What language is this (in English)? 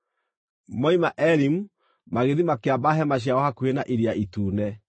Kikuyu